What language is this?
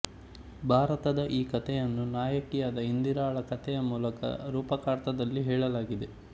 Kannada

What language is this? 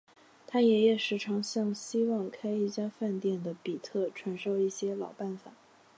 Chinese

